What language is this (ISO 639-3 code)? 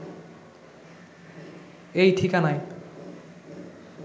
ben